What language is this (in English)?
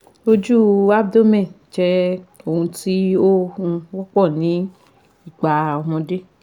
Yoruba